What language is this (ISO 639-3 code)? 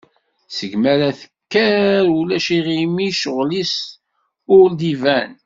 kab